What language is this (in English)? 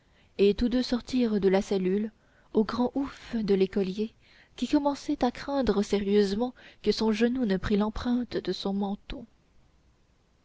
French